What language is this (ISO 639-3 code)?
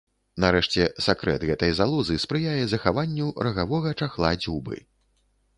bel